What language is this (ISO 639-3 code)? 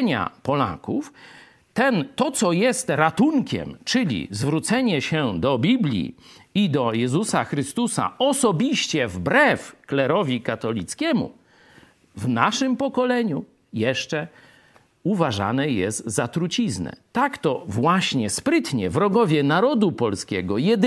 pol